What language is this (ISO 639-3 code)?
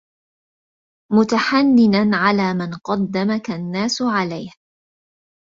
ara